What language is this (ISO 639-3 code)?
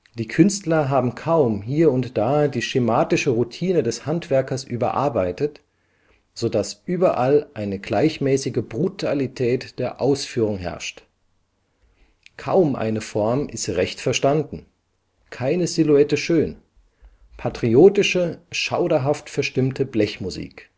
deu